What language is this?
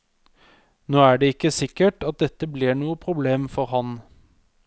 Norwegian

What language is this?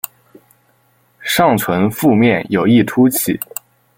Chinese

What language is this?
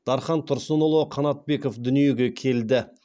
Kazakh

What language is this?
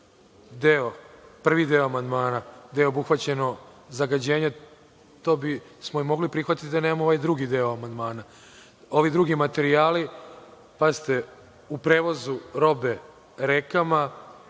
Serbian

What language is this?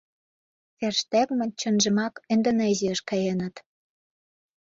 Mari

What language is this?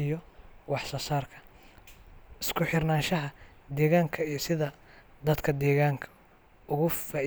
Somali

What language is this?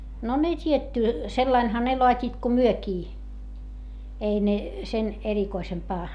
Finnish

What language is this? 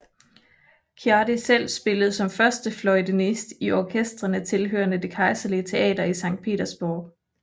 Danish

